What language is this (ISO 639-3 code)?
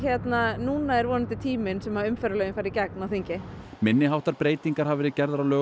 isl